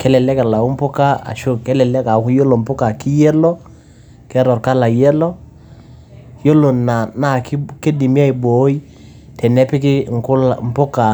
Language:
Masai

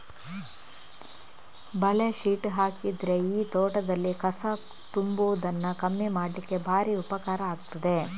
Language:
Kannada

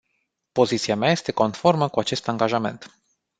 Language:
Romanian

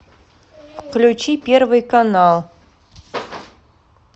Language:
Russian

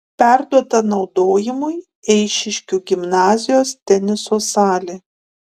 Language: Lithuanian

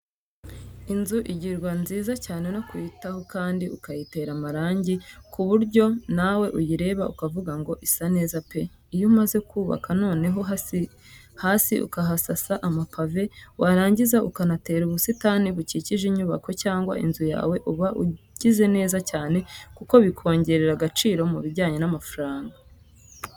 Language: Kinyarwanda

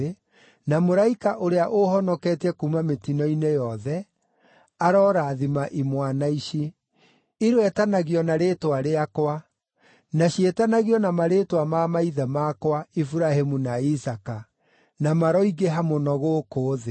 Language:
Kikuyu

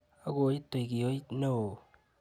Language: Kalenjin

